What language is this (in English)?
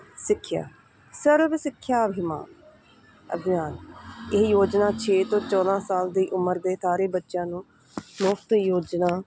Punjabi